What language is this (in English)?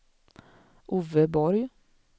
Swedish